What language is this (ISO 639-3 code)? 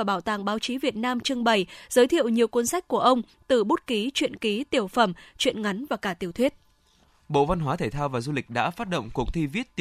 vie